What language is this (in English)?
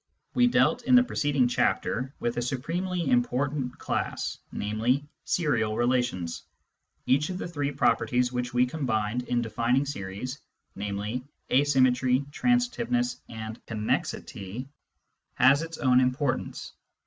English